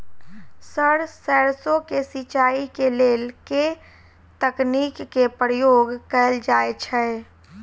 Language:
Maithili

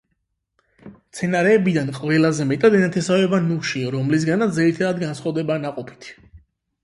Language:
Georgian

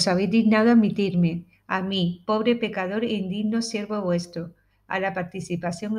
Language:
Spanish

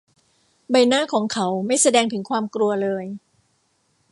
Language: Thai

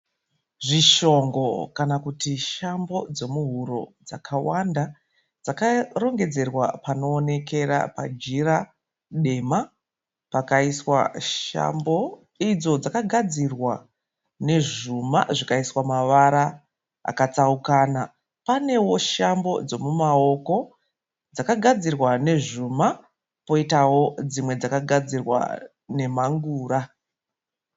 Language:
Shona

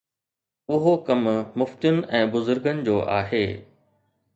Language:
Sindhi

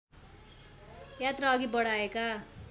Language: Nepali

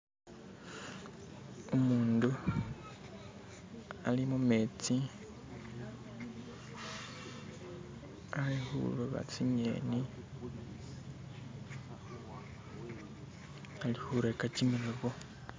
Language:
Masaaba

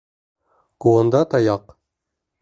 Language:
Bashkir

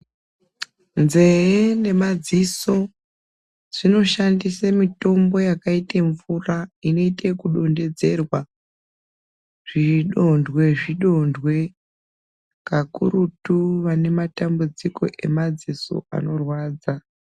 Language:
Ndau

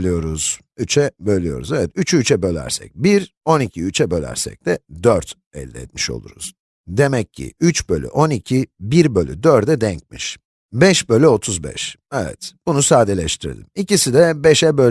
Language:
Turkish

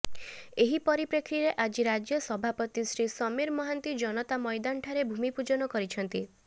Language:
Odia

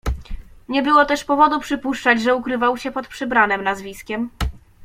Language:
Polish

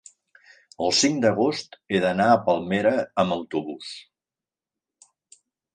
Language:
Catalan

